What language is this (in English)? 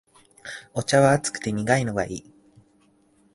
Japanese